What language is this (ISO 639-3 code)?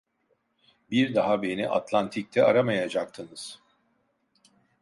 tur